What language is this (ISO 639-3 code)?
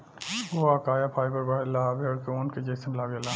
bho